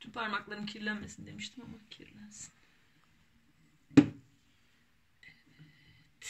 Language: Turkish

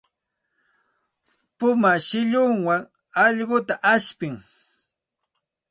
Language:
Santa Ana de Tusi Pasco Quechua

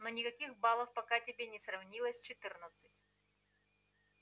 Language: Russian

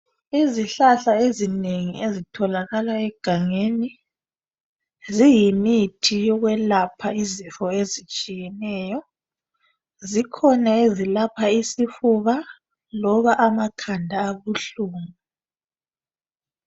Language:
North Ndebele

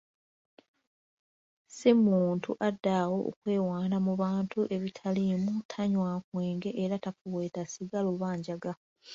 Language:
Ganda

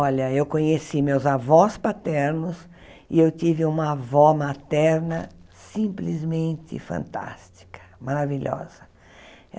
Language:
Portuguese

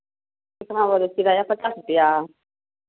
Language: Hindi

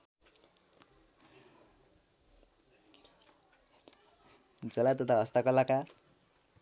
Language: Nepali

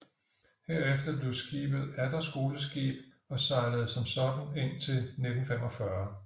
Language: Danish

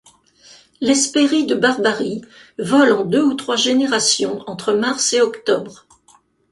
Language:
French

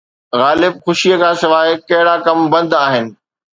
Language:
Sindhi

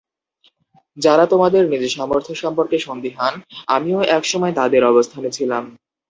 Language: Bangla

